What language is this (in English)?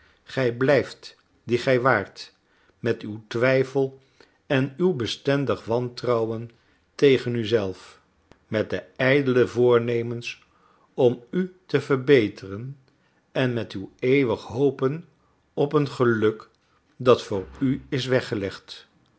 Dutch